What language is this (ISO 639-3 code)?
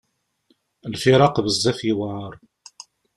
kab